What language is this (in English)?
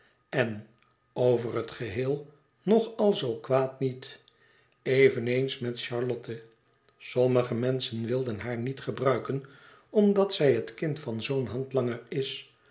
Dutch